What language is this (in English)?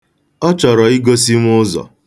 Igbo